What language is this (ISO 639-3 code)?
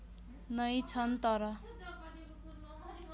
nep